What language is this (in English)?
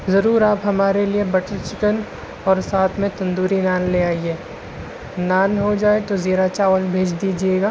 Urdu